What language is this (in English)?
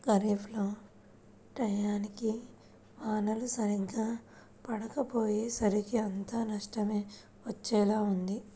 Telugu